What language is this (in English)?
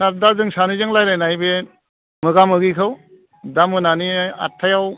Bodo